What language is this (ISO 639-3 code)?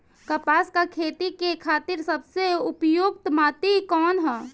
bho